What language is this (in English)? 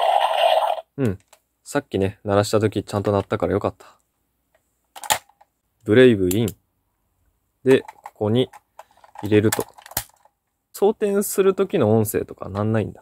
Japanese